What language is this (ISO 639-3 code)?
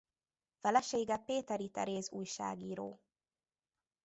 hun